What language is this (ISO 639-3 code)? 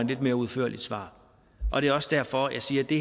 dan